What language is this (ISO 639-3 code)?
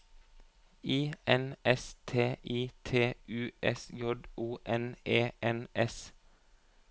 nor